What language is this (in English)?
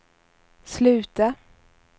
Swedish